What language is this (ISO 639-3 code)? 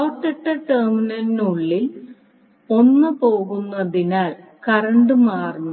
mal